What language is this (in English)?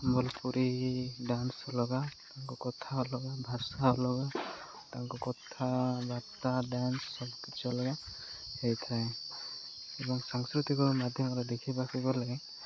Odia